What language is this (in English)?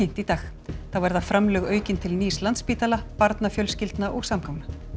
Icelandic